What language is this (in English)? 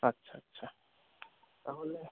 Bangla